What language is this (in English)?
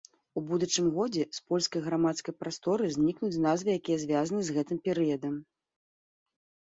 Belarusian